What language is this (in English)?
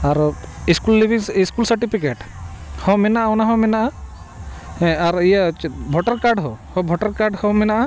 Santali